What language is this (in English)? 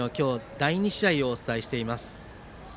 Japanese